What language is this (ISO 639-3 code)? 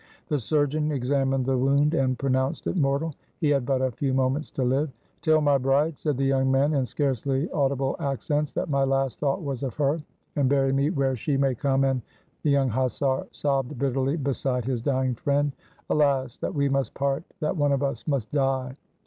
eng